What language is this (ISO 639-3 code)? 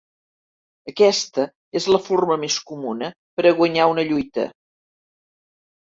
cat